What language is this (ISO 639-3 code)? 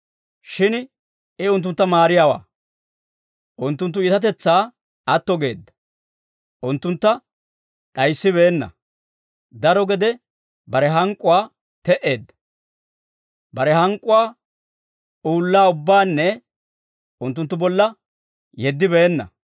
dwr